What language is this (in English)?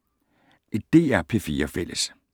Danish